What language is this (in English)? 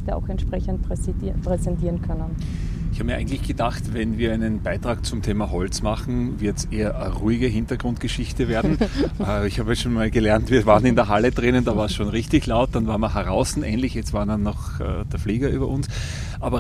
German